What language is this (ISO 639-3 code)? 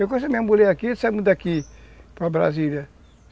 por